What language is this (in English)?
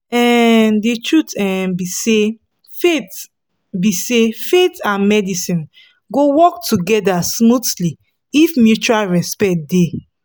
Nigerian Pidgin